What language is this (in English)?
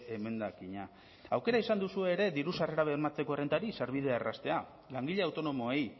Basque